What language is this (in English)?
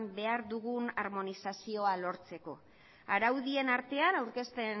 Basque